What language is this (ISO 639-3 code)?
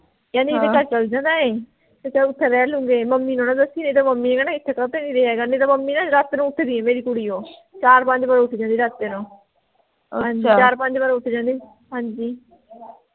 pan